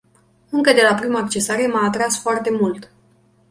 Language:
Romanian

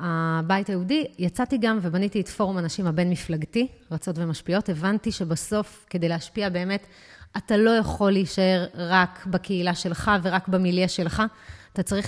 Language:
Hebrew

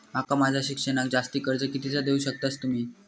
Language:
Marathi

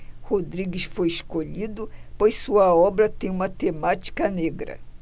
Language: Portuguese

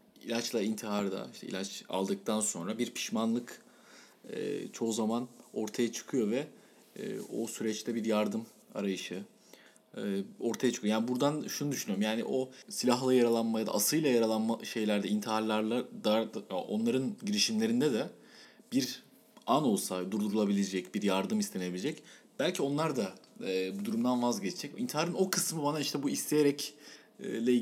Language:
Turkish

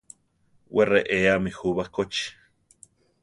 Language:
Central Tarahumara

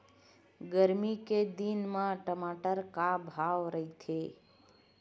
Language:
Chhattisgarhi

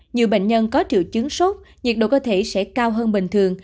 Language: Vietnamese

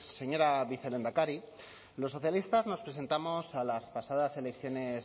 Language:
Spanish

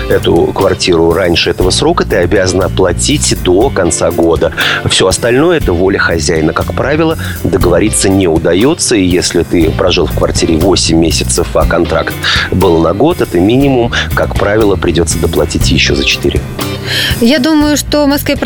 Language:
Russian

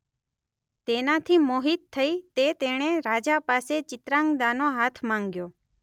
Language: Gujarati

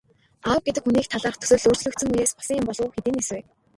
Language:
Mongolian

